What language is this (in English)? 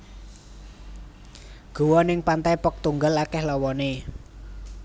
Javanese